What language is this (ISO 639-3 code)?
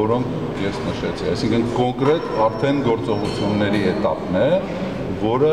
tur